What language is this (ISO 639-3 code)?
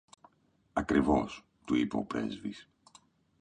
ell